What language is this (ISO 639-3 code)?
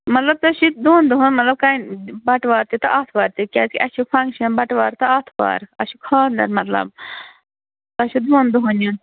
kas